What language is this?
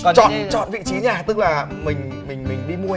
Vietnamese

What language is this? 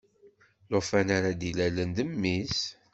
Kabyle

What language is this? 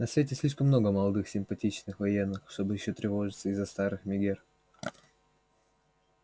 Russian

